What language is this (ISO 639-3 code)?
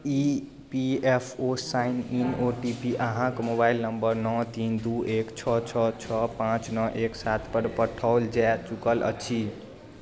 mai